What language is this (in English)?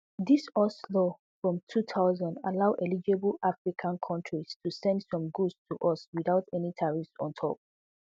Nigerian Pidgin